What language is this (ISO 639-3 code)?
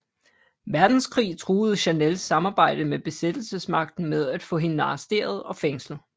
dan